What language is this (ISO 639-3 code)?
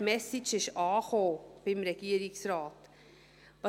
gsw